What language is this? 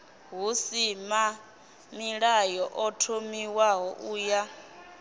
Venda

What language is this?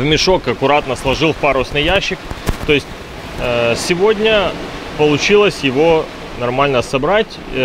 Russian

